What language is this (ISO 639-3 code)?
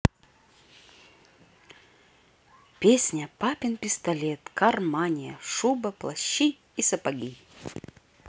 rus